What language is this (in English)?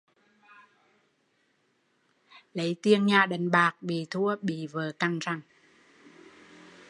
Vietnamese